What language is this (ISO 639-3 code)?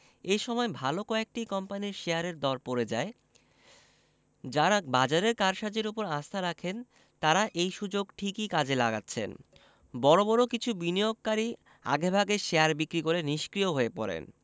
ben